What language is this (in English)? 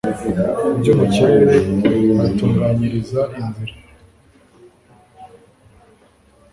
Kinyarwanda